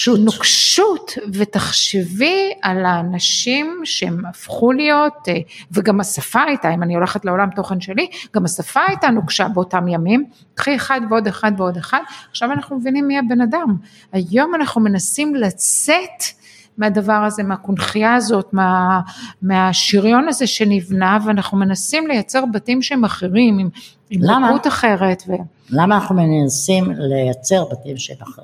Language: Hebrew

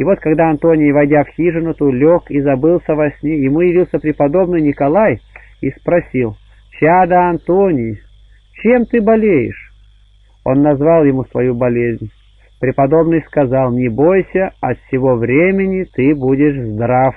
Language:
Russian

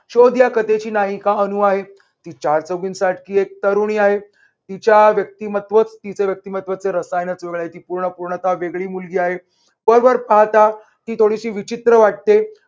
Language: Marathi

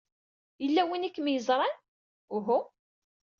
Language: Kabyle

